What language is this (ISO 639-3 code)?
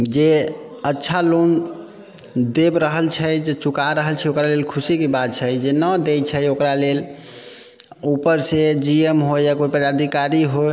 mai